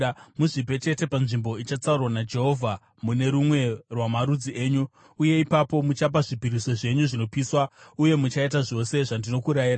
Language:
Shona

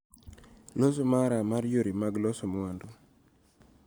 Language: Luo (Kenya and Tanzania)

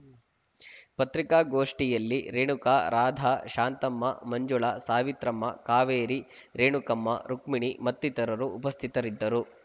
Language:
Kannada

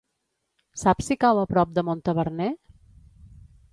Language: Catalan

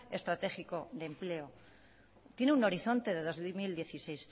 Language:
Spanish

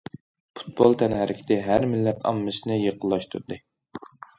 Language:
Uyghur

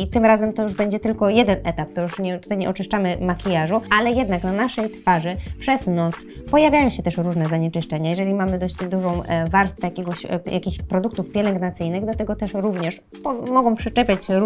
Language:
Polish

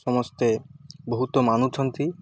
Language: Odia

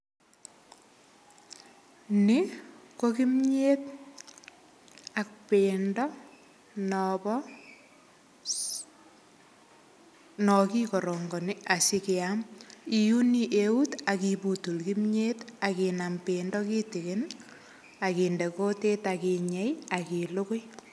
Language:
Kalenjin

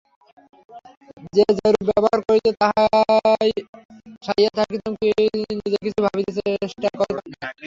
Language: Bangla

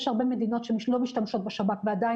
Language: Hebrew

